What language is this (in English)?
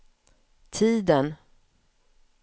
Swedish